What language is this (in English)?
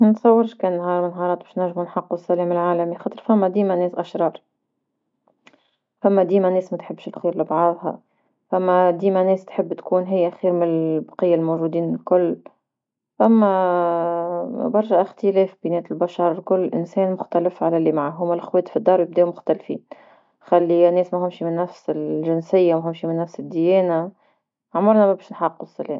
Tunisian Arabic